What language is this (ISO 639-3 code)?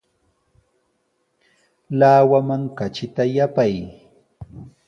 qws